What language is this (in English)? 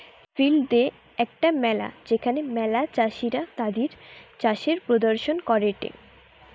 Bangla